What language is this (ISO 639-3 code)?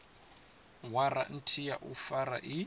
ven